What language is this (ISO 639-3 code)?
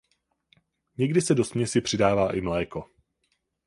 ces